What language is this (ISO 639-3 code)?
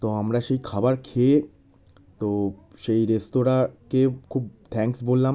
ben